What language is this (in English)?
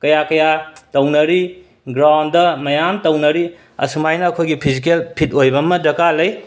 Manipuri